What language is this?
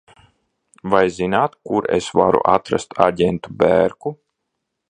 Latvian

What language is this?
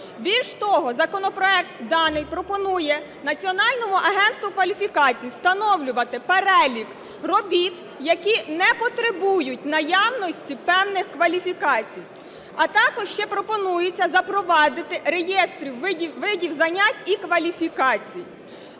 Ukrainian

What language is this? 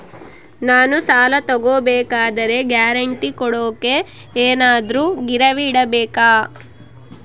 Kannada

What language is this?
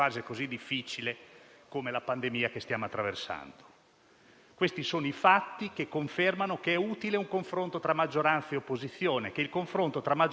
Italian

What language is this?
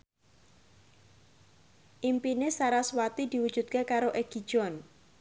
Javanese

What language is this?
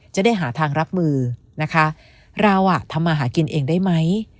Thai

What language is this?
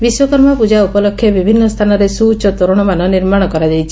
Odia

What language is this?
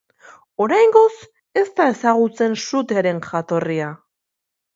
Basque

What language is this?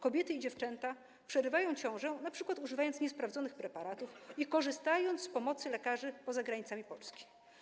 Polish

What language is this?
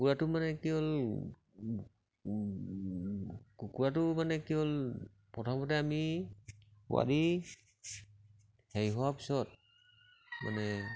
Assamese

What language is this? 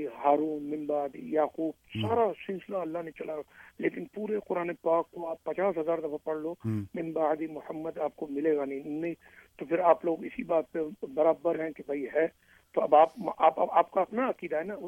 Urdu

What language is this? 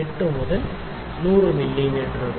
Malayalam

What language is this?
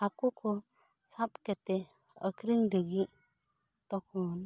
Santali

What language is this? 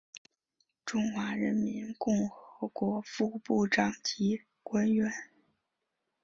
Chinese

